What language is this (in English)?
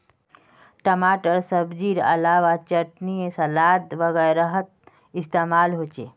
Magahi